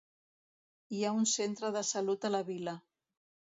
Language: Catalan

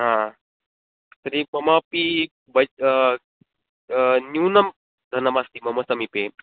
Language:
Sanskrit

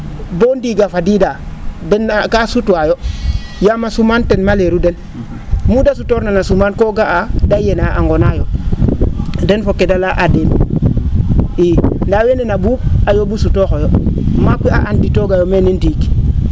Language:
Serer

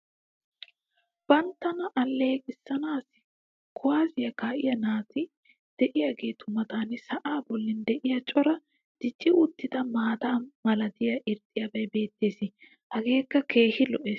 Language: Wolaytta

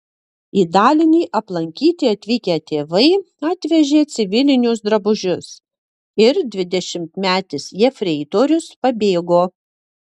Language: Lithuanian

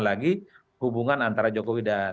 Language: Indonesian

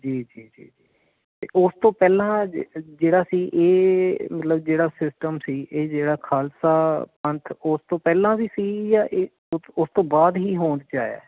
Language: Punjabi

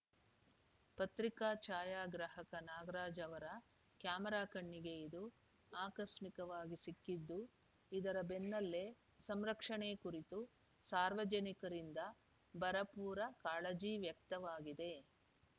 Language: Kannada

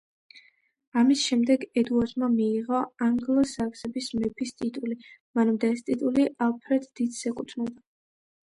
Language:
Georgian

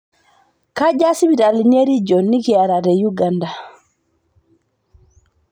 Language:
Masai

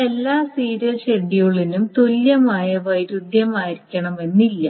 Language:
Malayalam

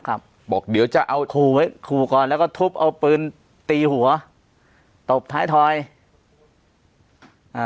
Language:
Thai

